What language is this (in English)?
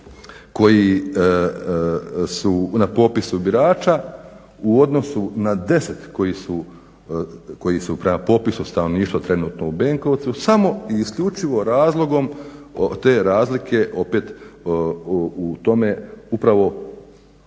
Croatian